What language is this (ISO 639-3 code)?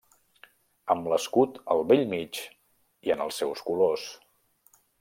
cat